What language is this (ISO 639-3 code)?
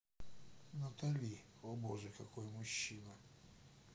rus